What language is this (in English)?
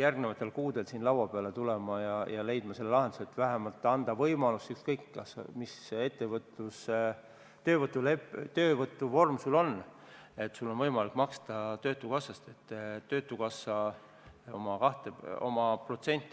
Estonian